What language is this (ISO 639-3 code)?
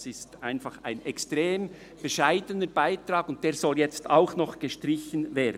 gsw